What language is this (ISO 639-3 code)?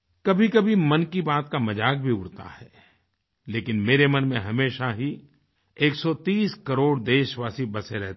hin